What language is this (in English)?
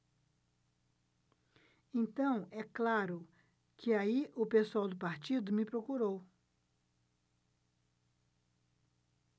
Portuguese